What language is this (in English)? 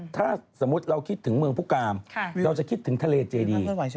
Thai